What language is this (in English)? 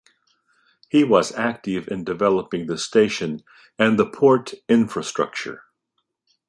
English